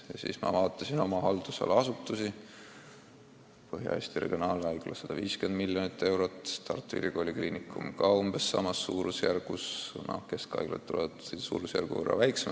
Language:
Estonian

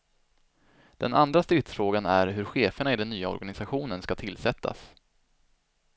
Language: Swedish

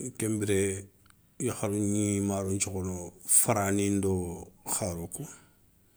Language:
Soninke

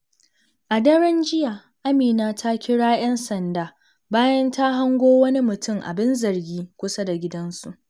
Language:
Hausa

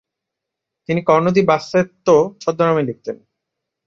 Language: Bangla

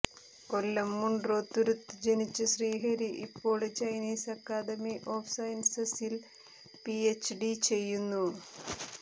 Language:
Malayalam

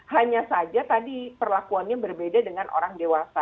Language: Indonesian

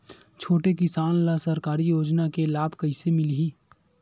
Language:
Chhattisgarhi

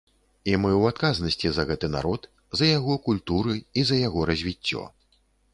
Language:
Belarusian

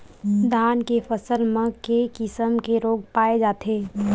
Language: Chhattisgarhi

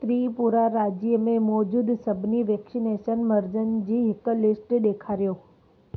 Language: Sindhi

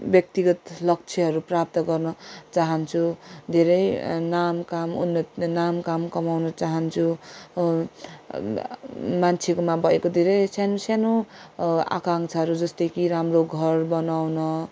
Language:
Nepali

